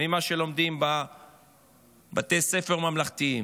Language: Hebrew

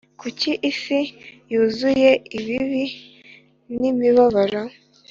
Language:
Kinyarwanda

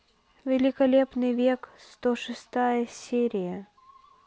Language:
Russian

